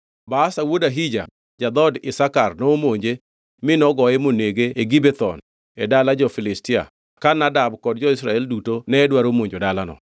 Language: Luo (Kenya and Tanzania)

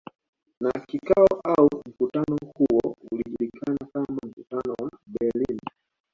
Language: Swahili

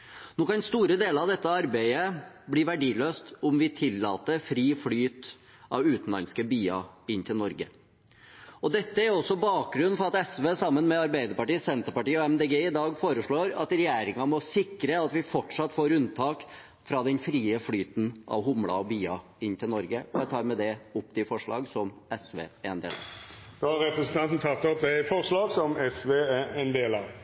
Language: Norwegian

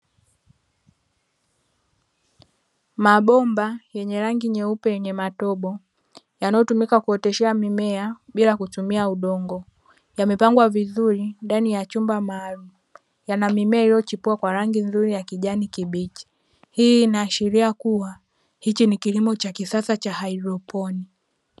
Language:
Swahili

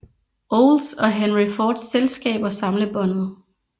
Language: Danish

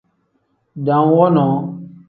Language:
Tem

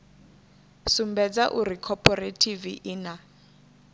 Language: Venda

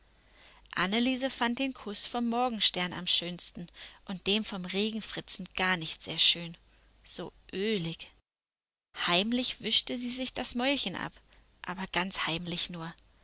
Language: German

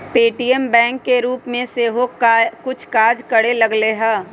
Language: Magahi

